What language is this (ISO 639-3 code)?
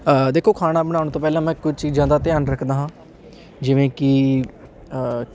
pan